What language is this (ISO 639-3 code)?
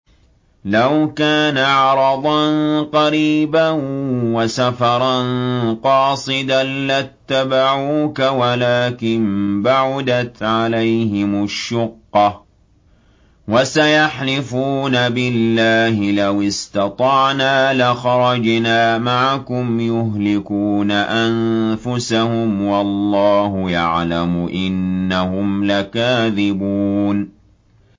ara